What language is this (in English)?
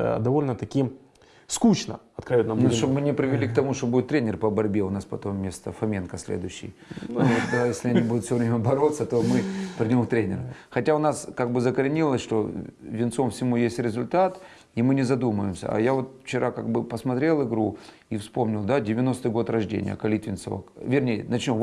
Russian